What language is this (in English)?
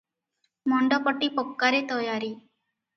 Odia